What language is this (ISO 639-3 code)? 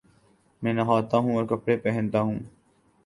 urd